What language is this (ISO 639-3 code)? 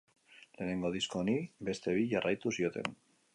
eus